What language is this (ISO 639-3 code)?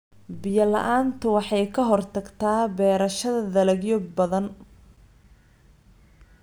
som